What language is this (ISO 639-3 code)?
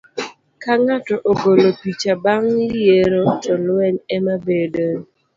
luo